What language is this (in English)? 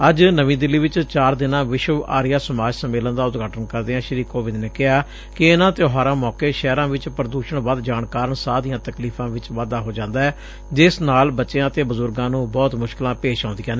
Punjabi